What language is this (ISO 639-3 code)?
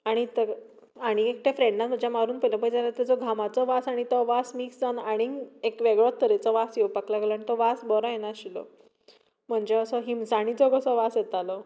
kok